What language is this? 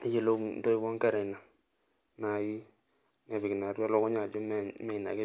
Masai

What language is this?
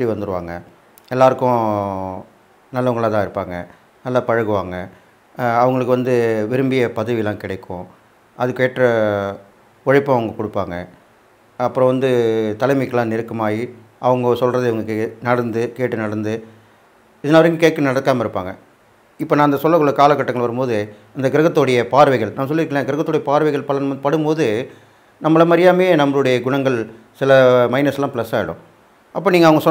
Tamil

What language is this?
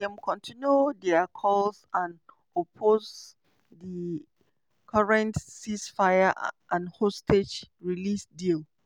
Nigerian Pidgin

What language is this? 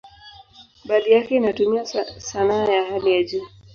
Swahili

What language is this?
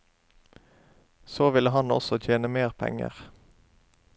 Norwegian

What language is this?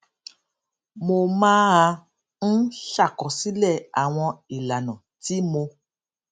Yoruba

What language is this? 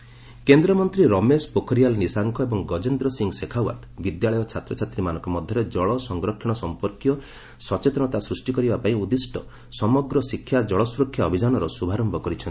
Odia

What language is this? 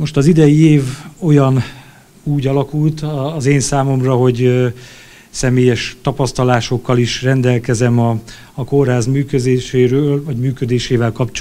Hungarian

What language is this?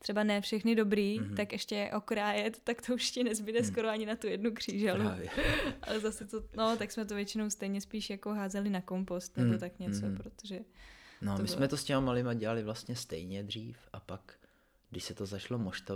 Czech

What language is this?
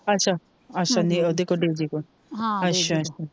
Punjabi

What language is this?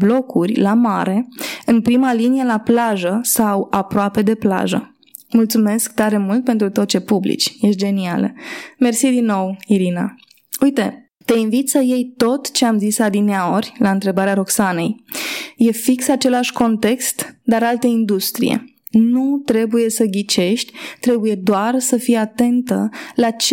Romanian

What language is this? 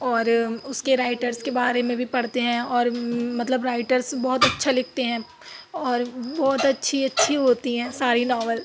Urdu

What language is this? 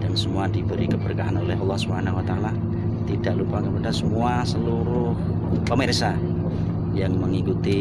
Indonesian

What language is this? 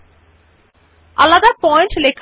Bangla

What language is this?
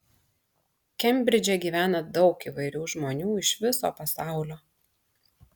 Lithuanian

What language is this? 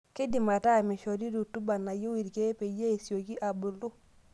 Masai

